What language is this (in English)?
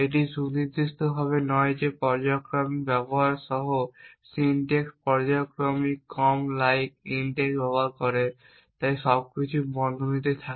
Bangla